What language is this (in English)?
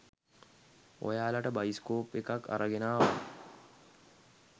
Sinhala